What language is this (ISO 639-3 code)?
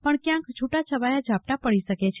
guj